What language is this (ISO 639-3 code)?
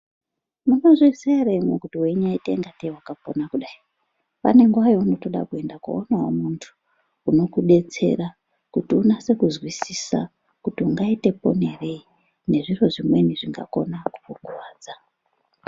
ndc